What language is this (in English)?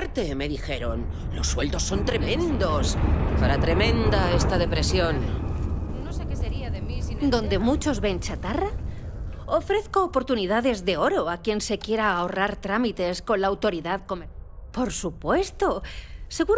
Spanish